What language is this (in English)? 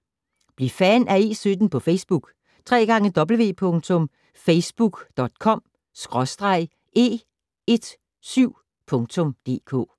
Danish